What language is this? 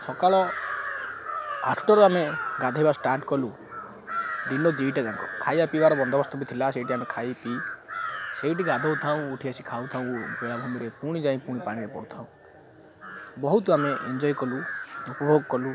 Odia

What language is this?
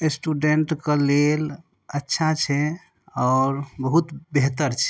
Maithili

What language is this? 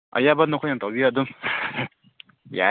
Manipuri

